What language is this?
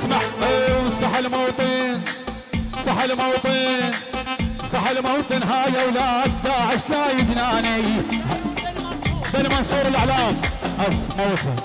Arabic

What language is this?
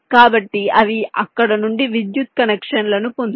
Telugu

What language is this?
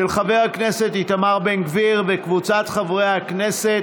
Hebrew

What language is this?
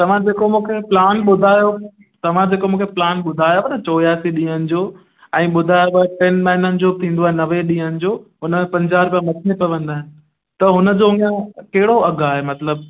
Sindhi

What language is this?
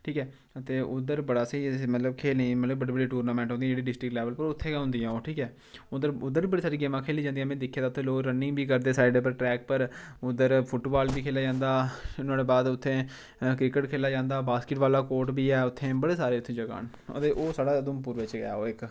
Dogri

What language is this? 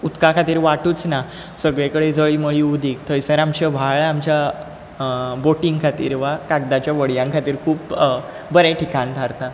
Konkani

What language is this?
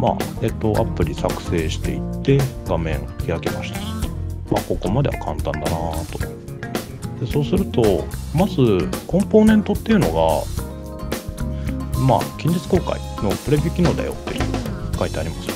Japanese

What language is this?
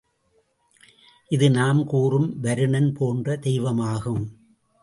Tamil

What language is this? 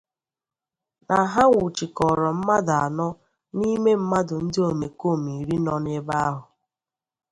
Igbo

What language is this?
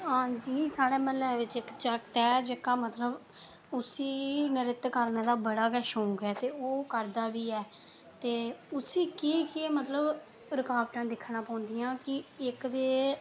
Dogri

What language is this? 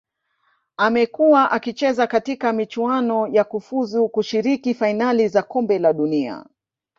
Swahili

